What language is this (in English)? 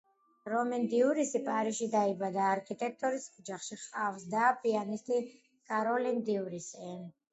Georgian